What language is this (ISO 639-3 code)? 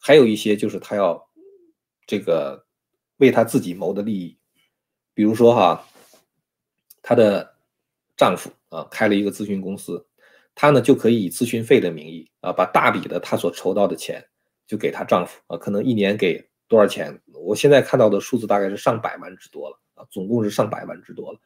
zho